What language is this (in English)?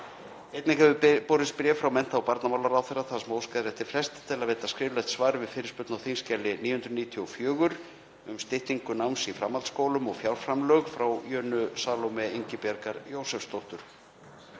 Icelandic